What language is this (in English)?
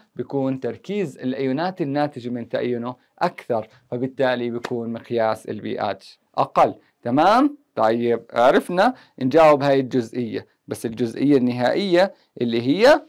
Arabic